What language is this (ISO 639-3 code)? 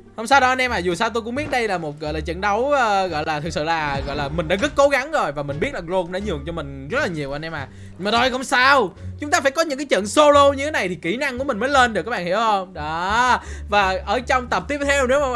vie